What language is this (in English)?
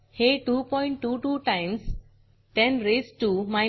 Marathi